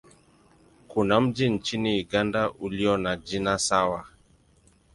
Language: Swahili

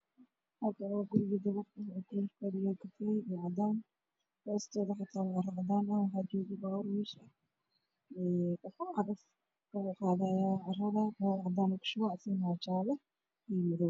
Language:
Somali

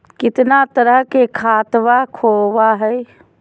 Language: Magahi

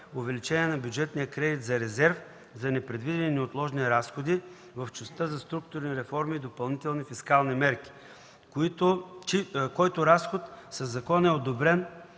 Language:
Bulgarian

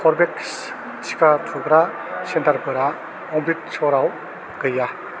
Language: Bodo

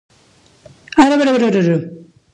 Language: Italian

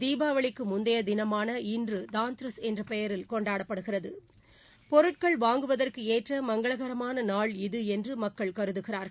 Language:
Tamil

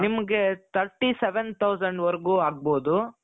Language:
Kannada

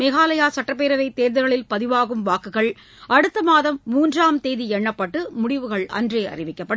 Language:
Tamil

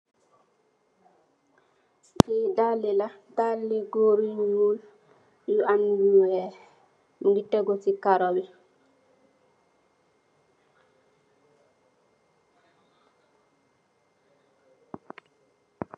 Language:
Wolof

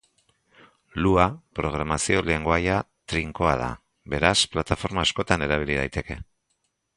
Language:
Basque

